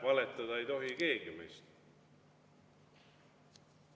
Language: Estonian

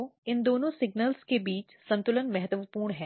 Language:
Hindi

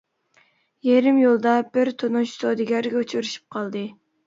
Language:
Uyghur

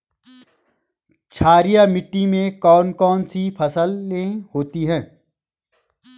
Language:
Hindi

